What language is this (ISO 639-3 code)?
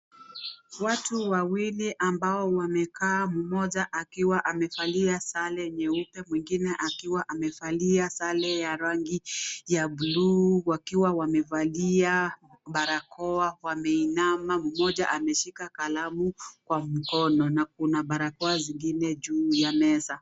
swa